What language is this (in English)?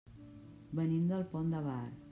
Catalan